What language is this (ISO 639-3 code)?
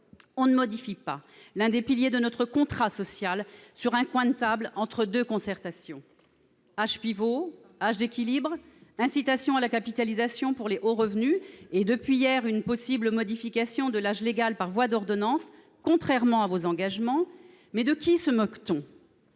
fra